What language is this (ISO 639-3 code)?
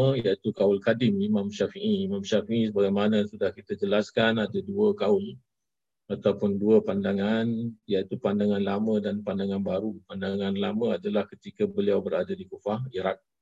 msa